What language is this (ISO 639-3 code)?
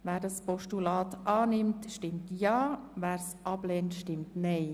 gsw